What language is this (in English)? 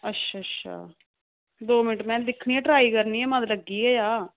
Dogri